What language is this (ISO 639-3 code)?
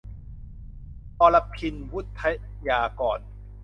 tha